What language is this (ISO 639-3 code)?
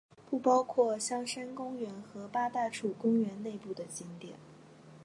zho